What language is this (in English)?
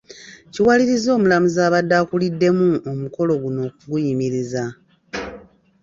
Ganda